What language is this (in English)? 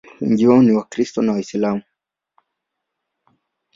Swahili